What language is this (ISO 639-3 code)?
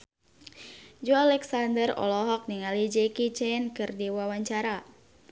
sun